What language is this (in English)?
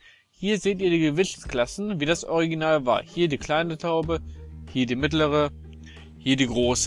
German